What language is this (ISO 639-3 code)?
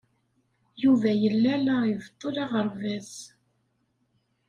kab